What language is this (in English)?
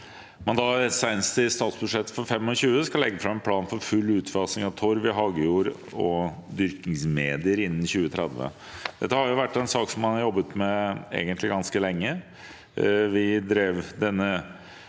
Norwegian